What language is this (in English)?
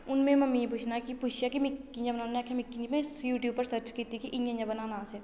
Dogri